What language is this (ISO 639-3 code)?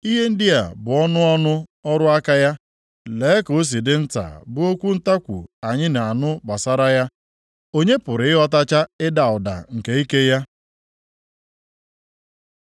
ibo